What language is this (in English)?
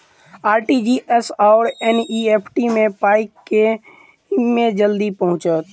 Maithili